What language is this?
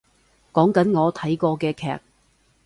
Cantonese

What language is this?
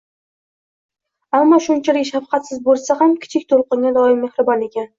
Uzbek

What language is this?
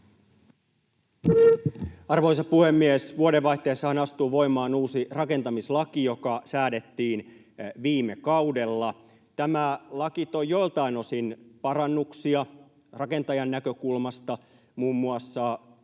Finnish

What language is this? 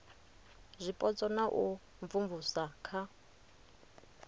Venda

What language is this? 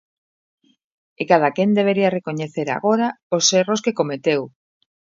Galician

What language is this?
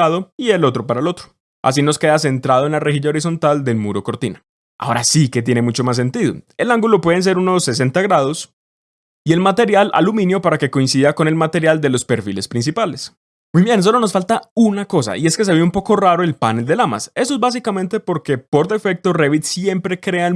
Spanish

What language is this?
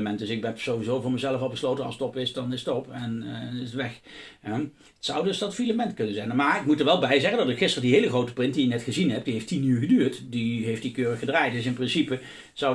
Dutch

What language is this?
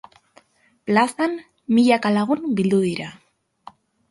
Basque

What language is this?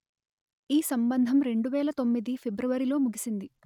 Telugu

